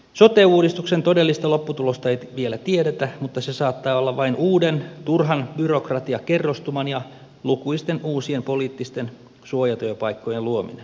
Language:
Finnish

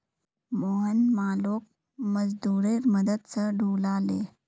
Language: Magahi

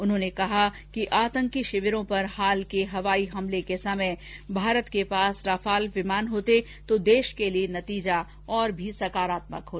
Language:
Hindi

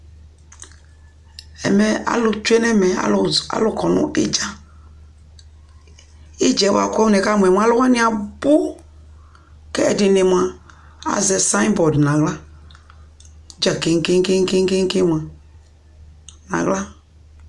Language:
Ikposo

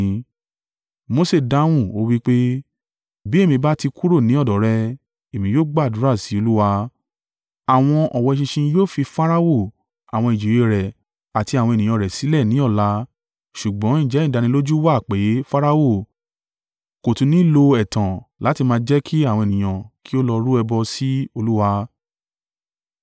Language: Yoruba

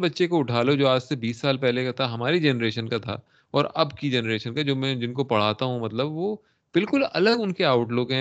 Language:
Urdu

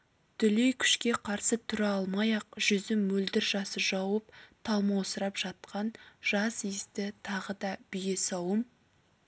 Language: Kazakh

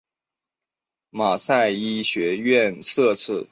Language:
Chinese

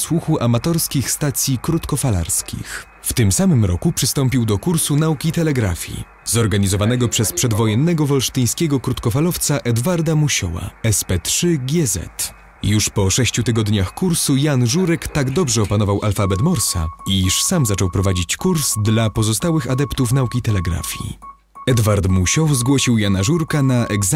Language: Polish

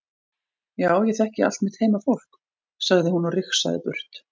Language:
Icelandic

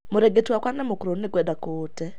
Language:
Kikuyu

